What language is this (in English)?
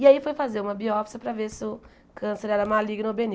Portuguese